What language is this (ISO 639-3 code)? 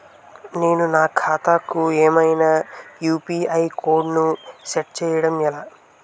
tel